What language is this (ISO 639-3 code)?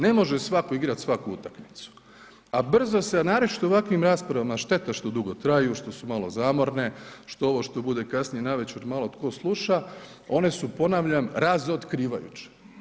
hrv